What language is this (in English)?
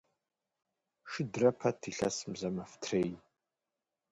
Kabardian